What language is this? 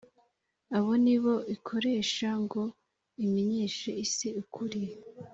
Kinyarwanda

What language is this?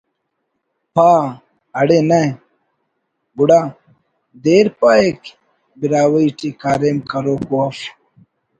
Brahui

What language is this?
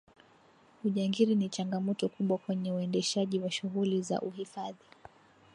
Swahili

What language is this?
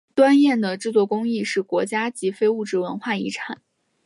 Chinese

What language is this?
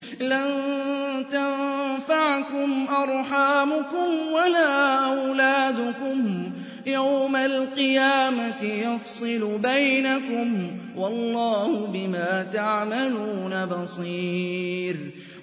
Arabic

